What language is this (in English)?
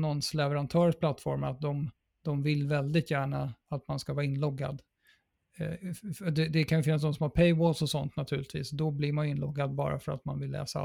Swedish